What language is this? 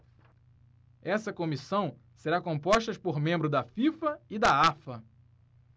Portuguese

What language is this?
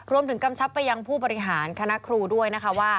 Thai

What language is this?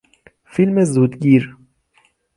Persian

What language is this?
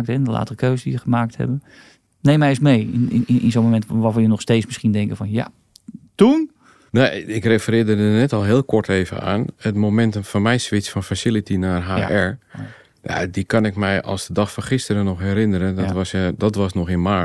Dutch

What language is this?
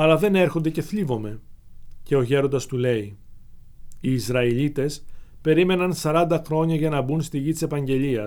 Greek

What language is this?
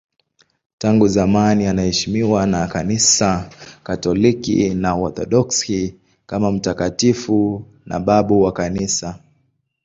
Swahili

